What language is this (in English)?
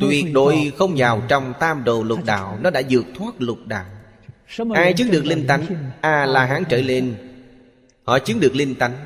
Vietnamese